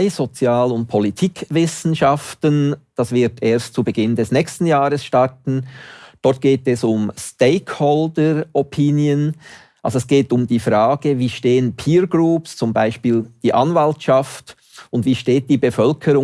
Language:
German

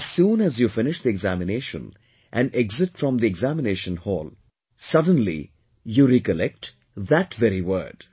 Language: English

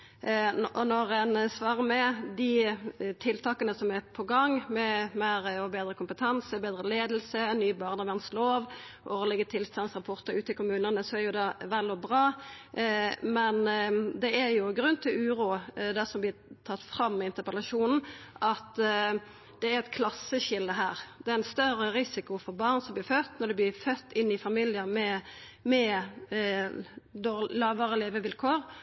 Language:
Norwegian Nynorsk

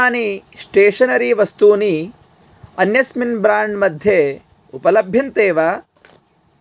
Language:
Sanskrit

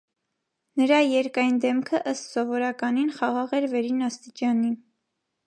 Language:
Armenian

